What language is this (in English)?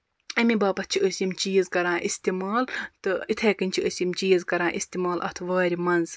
Kashmiri